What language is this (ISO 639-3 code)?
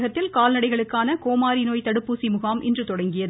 tam